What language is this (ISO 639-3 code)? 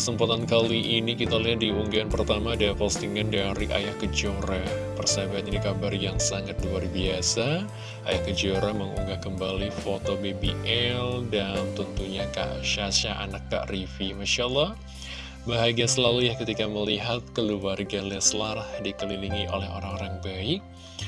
ind